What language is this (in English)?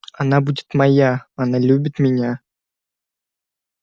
Russian